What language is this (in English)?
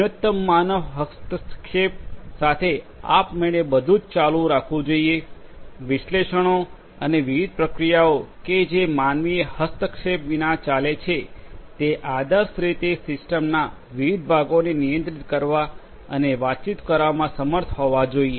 Gujarati